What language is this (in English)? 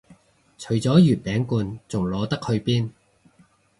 Cantonese